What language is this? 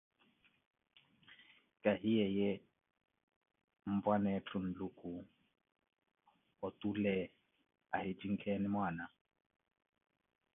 Koti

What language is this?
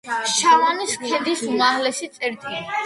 Georgian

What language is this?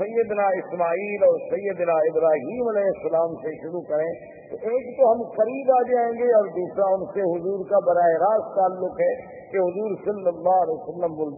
Urdu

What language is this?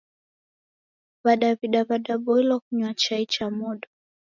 Taita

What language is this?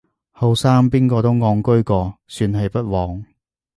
Cantonese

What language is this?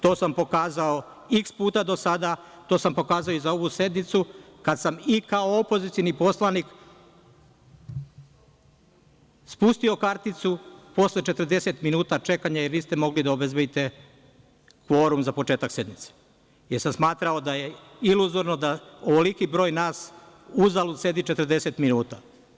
Serbian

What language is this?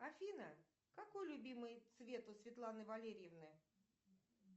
Russian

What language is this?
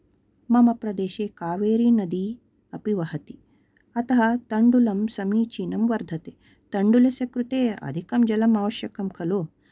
Sanskrit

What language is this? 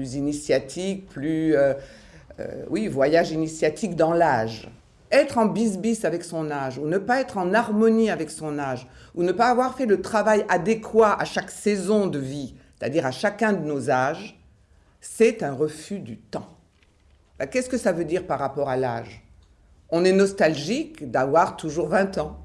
French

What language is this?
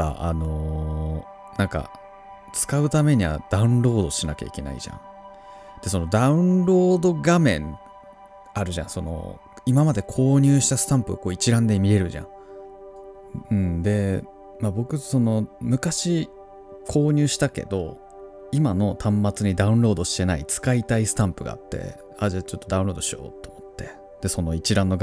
Japanese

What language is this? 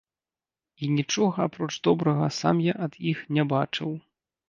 Belarusian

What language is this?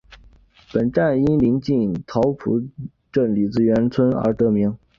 Chinese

